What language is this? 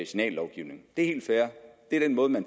Danish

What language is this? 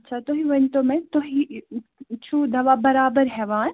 Kashmiri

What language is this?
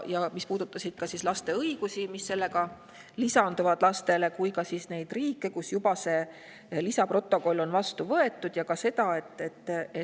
Estonian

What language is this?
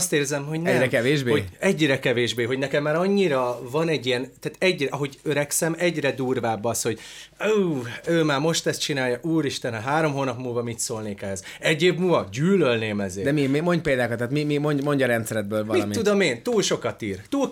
Hungarian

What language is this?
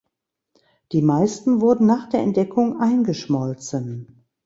German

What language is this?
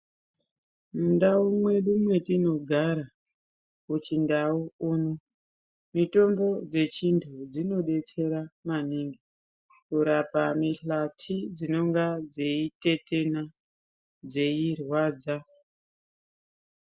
Ndau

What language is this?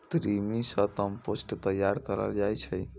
Maithili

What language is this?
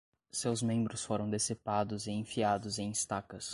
Portuguese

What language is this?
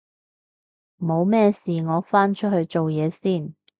Cantonese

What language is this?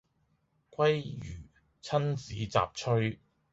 Cantonese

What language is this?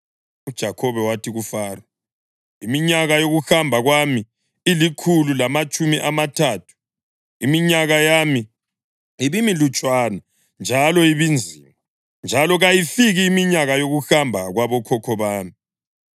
North Ndebele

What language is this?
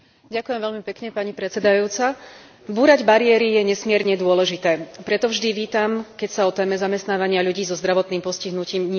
Slovak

